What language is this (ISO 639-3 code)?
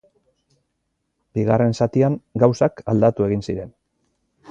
eus